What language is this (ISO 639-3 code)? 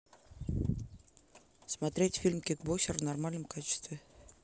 rus